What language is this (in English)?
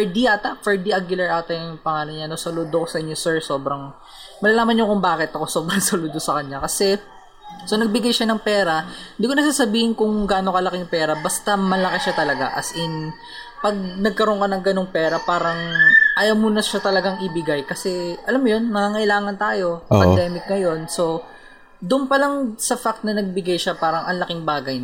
Filipino